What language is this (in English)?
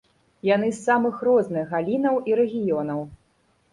Belarusian